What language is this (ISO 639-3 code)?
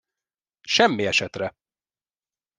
hun